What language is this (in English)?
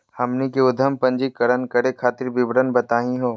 Magahi